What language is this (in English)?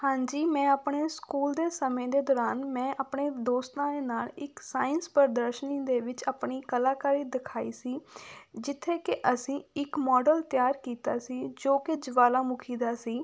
Punjabi